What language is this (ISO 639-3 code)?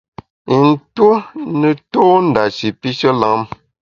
bax